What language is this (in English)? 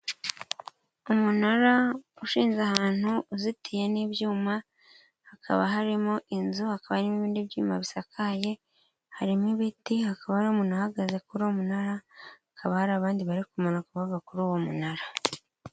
Kinyarwanda